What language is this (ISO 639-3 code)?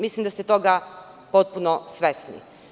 srp